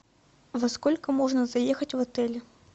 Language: Russian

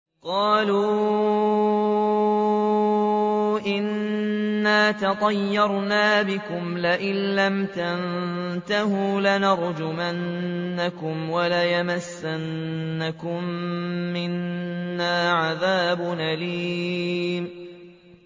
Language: Arabic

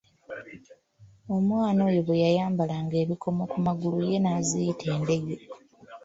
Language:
Ganda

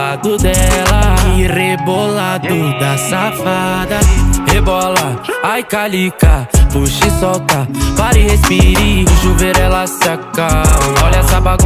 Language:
Romanian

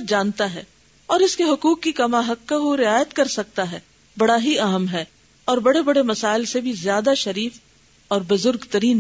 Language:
Urdu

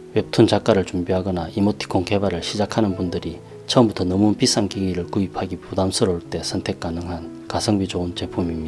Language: Korean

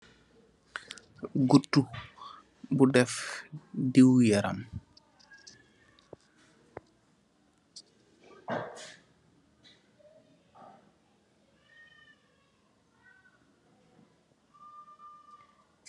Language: Wolof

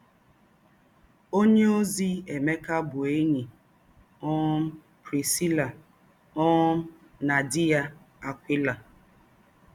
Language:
Igbo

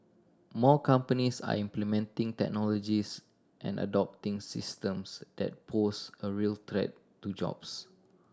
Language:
English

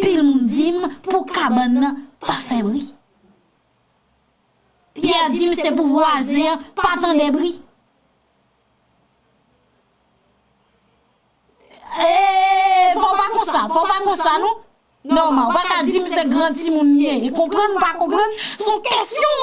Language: French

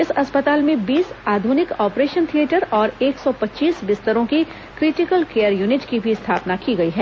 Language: Hindi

